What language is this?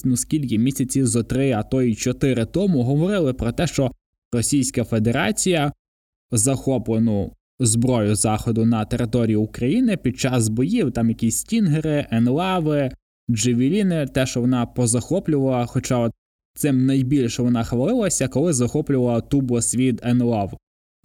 Ukrainian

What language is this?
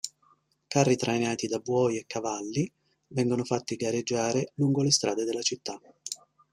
Italian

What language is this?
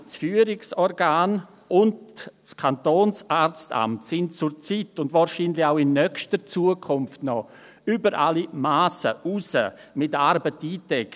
Swiss German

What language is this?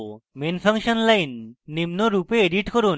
Bangla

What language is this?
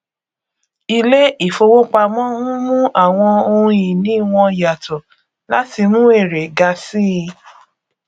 Yoruba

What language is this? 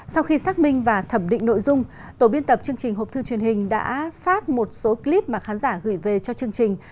Vietnamese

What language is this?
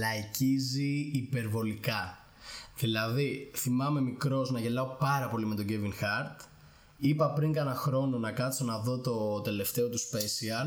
Greek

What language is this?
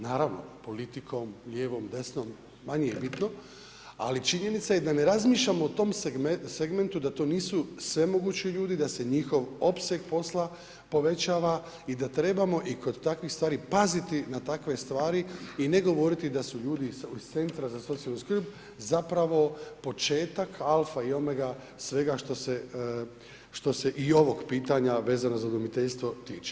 Croatian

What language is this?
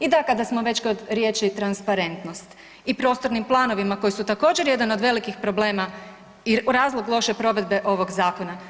Croatian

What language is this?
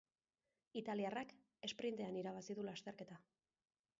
Basque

